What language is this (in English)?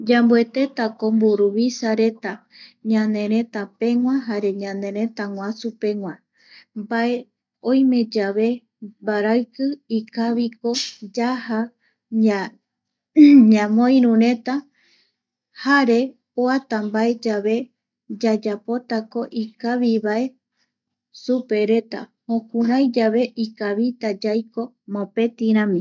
Eastern Bolivian Guaraní